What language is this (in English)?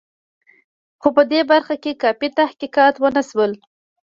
Pashto